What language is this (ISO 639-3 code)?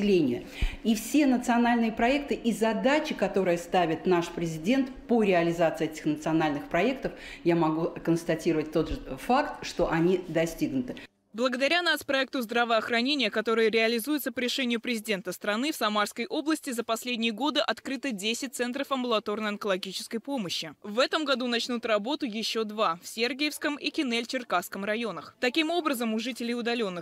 rus